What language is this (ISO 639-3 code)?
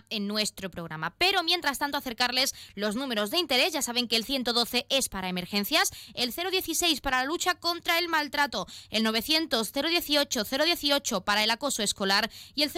spa